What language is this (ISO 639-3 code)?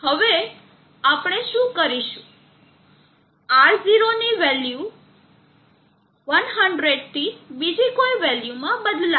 guj